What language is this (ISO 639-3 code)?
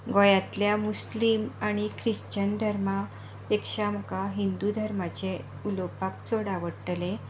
kok